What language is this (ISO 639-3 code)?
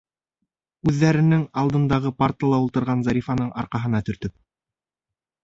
bak